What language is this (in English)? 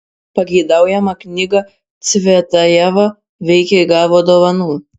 Lithuanian